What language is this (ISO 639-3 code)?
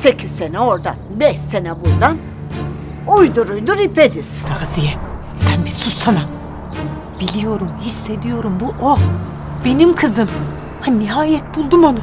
tur